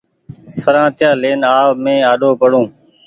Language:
Goaria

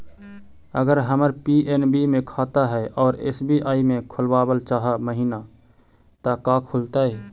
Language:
Magahi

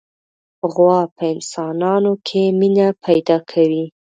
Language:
Pashto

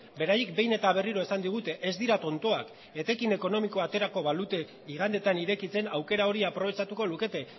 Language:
Basque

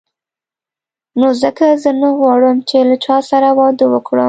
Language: Pashto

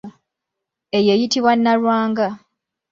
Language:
Ganda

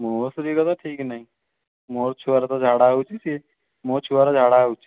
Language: Odia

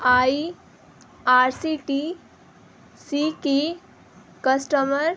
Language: Urdu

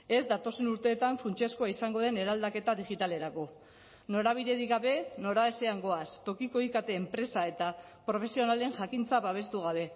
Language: Basque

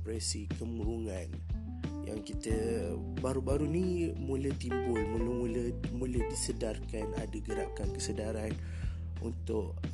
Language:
Malay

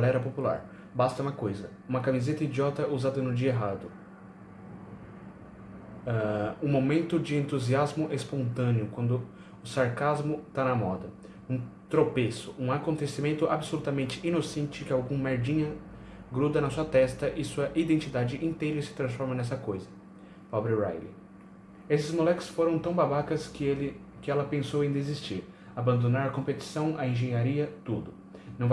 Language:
Portuguese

